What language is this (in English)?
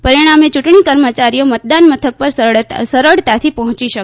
Gujarati